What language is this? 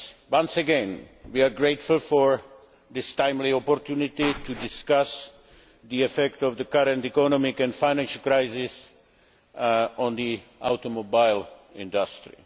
English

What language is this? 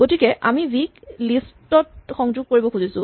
Assamese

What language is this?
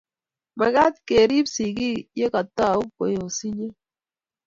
Kalenjin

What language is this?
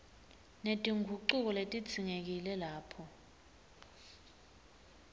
Swati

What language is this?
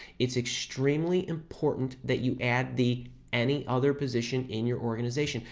English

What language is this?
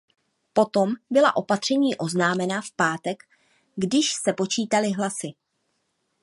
Czech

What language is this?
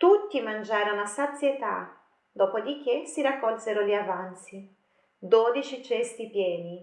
Italian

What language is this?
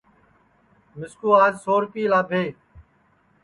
Sansi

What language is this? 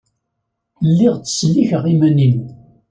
Kabyle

